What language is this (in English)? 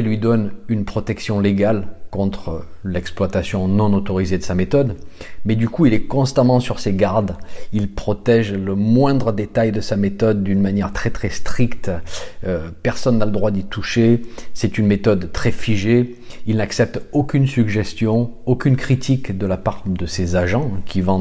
French